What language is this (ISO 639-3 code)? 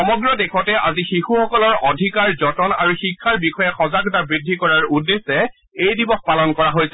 asm